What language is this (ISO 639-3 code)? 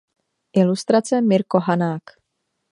ces